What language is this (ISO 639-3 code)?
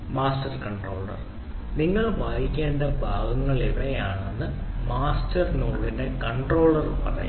mal